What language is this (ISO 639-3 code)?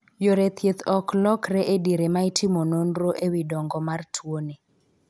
luo